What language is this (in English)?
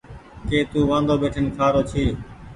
Goaria